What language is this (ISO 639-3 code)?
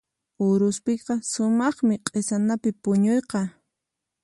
qxp